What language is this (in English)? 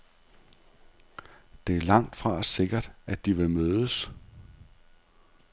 Danish